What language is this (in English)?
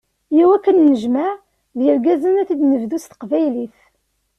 Kabyle